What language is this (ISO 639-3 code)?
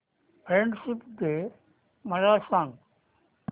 mar